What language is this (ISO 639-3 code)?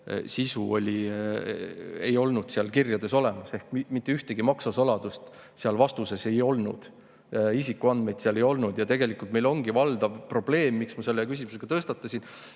est